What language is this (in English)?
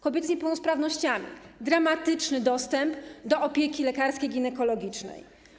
Polish